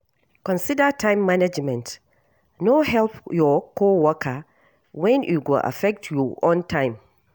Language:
Nigerian Pidgin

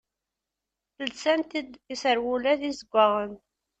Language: Kabyle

